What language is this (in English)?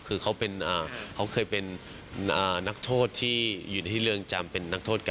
Thai